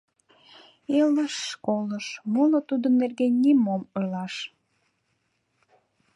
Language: Mari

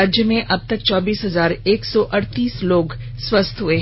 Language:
Hindi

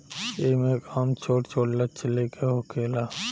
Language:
Bhojpuri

